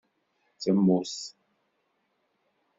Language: Kabyle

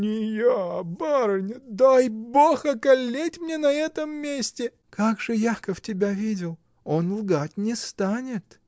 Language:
Russian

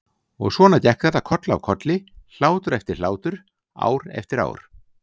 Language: Icelandic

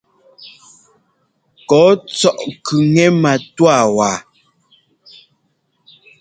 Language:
Ngomba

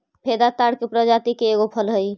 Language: Magahi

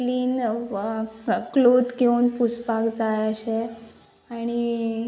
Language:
Konkani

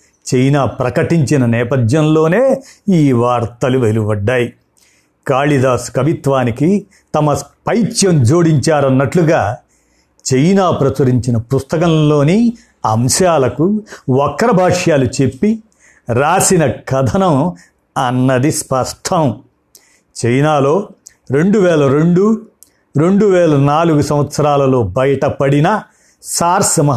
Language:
Telugu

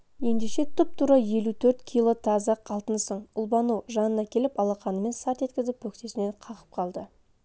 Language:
Kazakh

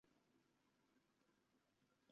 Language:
Uzbek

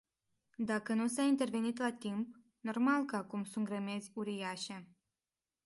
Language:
Romanian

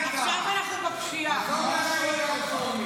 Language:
Hebrew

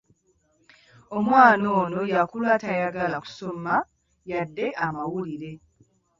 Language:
Ganda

